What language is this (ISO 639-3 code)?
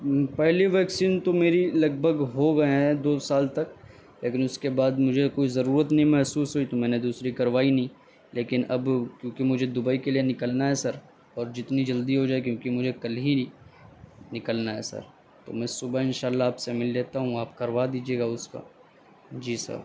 urd